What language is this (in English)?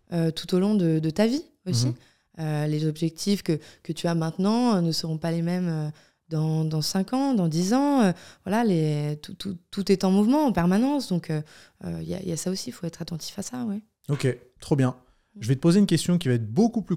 French